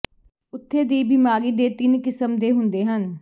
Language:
Punjabi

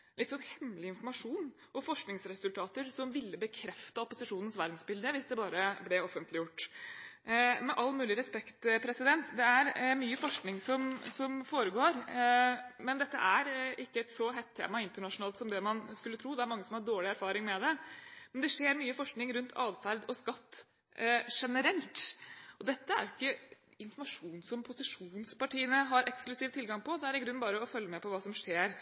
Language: Norwegian Bokmål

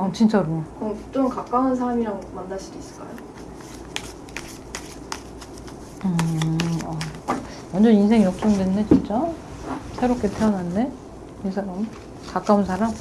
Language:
Korean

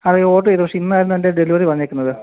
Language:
Malayalam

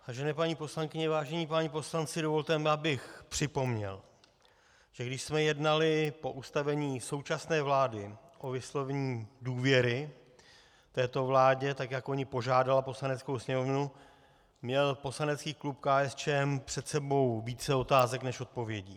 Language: Czech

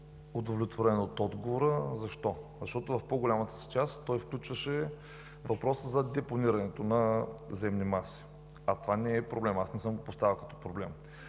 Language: Bulgarian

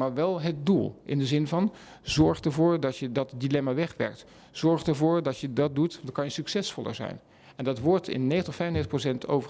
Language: Dutch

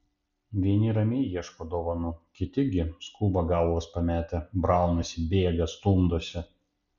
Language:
Lithuanian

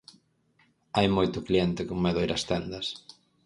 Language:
Galician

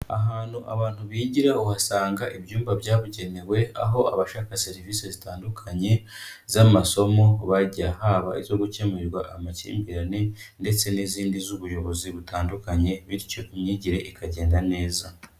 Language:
Kinyarwanda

